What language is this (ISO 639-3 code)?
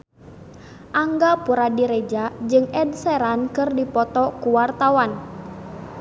sun